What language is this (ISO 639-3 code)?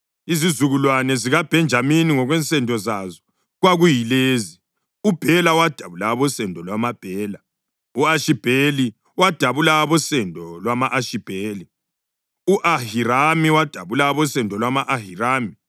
nde